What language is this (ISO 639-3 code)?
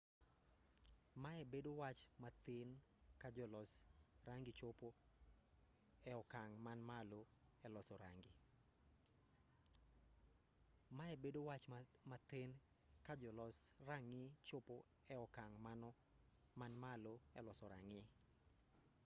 luo